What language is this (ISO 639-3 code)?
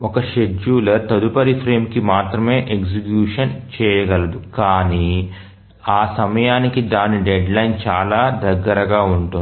tel